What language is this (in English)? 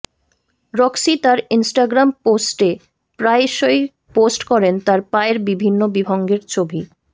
Bangla